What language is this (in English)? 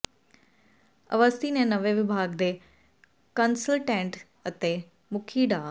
Punjabi